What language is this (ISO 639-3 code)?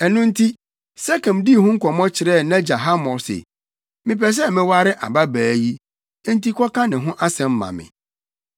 aka